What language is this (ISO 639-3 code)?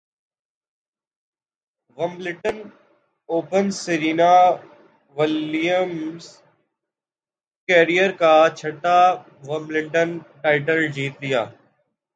urd